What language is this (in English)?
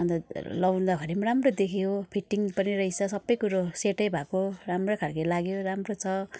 Nepali